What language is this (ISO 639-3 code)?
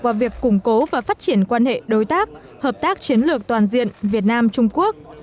vie